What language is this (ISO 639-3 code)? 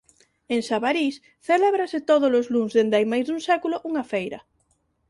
glg